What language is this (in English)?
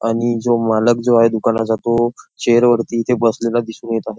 Marathi